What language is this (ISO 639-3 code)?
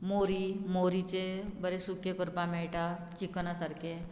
kok